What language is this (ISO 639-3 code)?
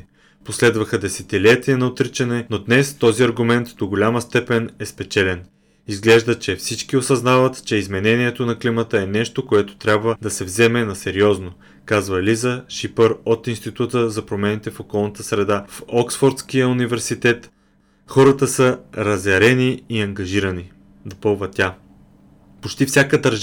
bul